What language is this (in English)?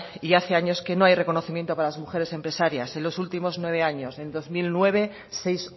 Spanish